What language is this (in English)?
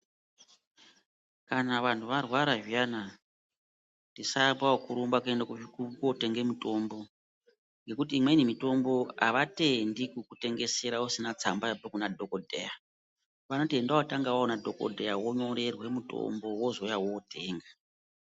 Ndau